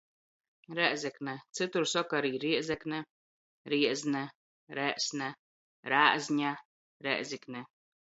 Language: Latgalian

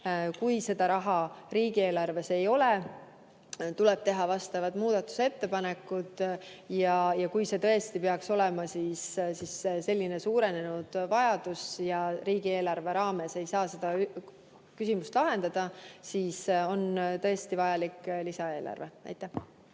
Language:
Estonian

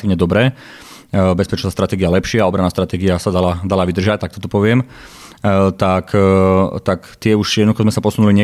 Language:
Slovak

